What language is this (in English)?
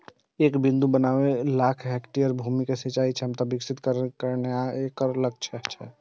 Maithili